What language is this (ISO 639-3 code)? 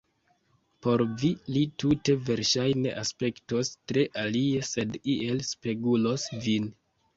epo